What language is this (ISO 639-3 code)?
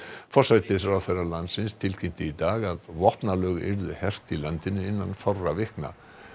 isl